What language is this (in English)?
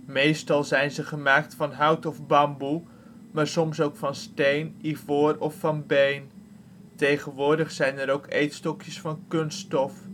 Dutch